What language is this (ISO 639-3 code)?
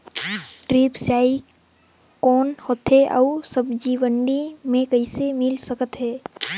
hne